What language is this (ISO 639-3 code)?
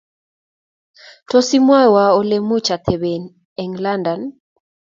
kln